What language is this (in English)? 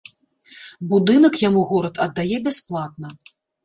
Belarusian